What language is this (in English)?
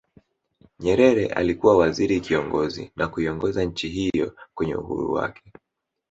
Swahili